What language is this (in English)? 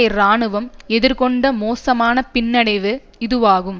Tamil